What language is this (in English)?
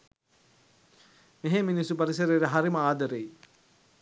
Sinhala